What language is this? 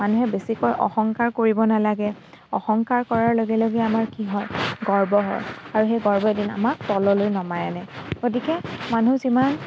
Assamese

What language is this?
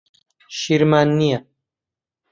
Central Kurdish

